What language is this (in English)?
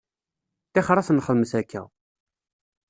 Kabyle